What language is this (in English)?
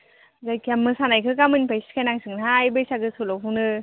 Bodo